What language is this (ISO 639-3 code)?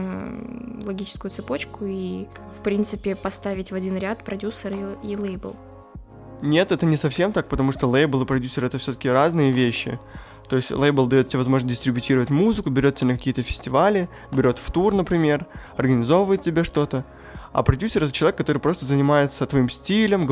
rus